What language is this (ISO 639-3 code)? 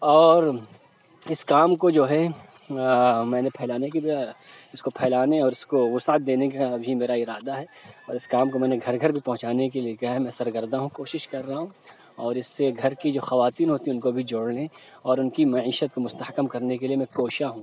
urd